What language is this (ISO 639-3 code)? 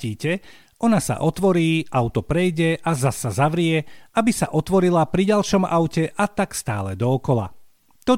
slk